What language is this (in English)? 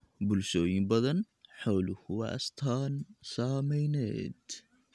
Somali